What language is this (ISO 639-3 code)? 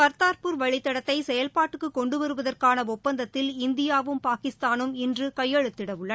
tam